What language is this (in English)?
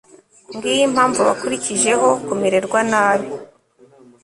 Kinyarwanda